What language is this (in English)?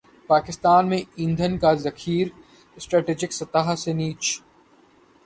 Urdu